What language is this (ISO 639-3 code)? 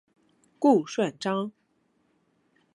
zho